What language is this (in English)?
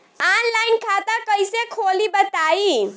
Bhojpuri